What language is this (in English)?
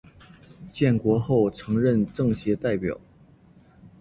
Chinese